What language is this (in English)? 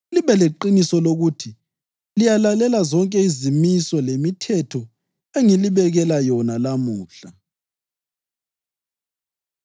North Ndebele